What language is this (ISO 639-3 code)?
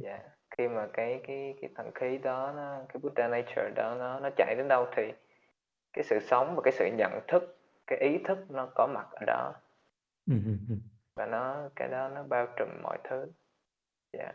vie